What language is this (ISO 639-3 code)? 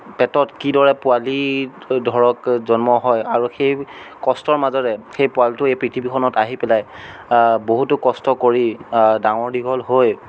asm